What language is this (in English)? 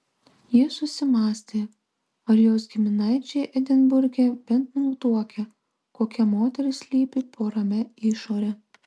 Lithuanian